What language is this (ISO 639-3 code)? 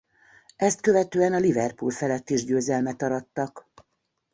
hun